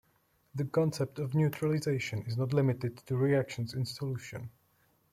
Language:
English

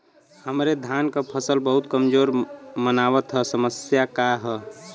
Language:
Bhojpuri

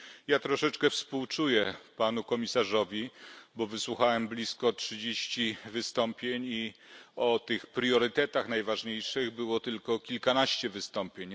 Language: Polish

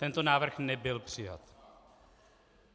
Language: Czech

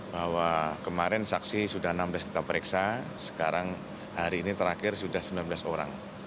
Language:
Indonesian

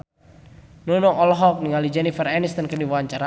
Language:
Sundanese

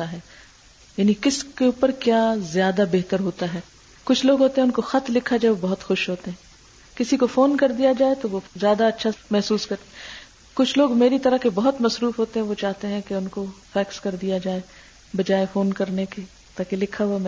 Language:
Urdu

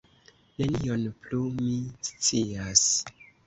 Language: Esperanto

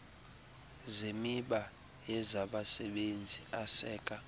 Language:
Xhosa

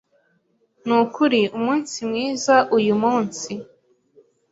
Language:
Kinyarwanda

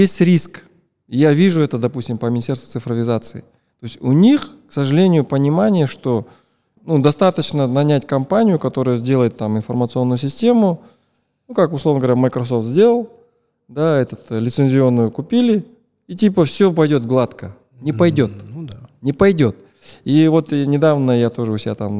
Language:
Russian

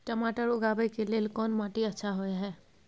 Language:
Maithili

